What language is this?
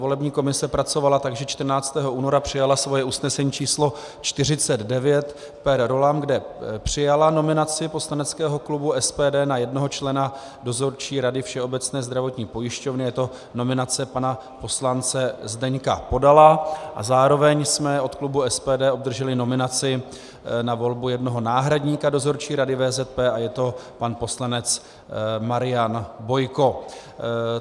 Czech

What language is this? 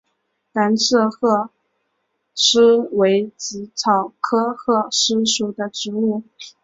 Chinese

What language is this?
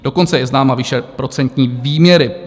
Czech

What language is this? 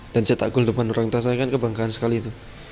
Indonesian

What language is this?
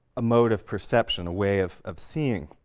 English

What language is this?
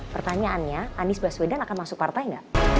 Indonesian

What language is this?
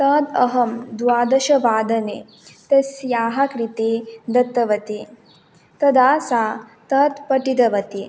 Sanskrit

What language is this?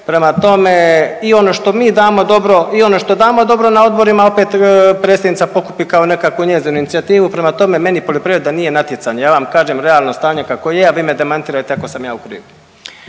Croatian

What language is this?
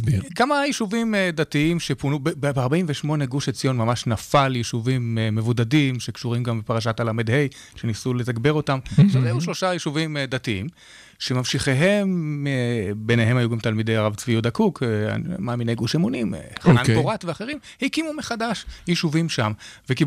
Hebrew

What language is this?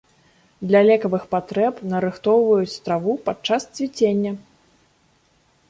Belarusian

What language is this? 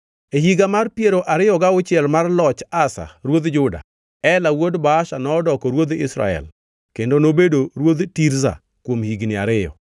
Luo (Kenya and Tanzania)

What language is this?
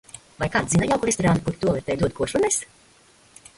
Latvian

